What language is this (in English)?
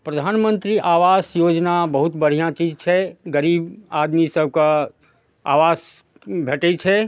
Maithili